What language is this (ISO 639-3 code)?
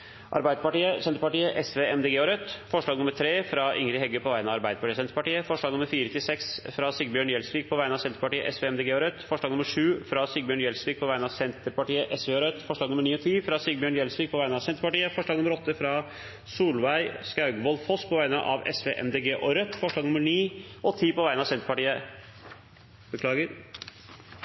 nno